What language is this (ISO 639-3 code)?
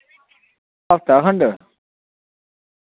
doi